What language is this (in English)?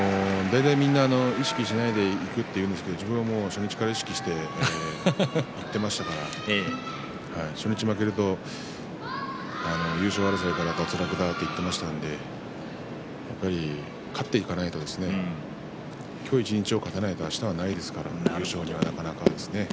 Japanese